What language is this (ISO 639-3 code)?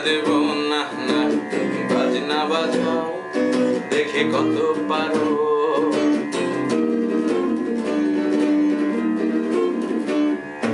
ukr